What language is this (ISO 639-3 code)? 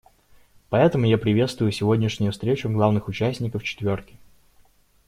rus